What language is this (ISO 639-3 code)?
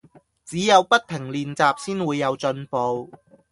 yue